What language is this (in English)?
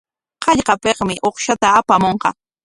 Corongo Ancash Quechua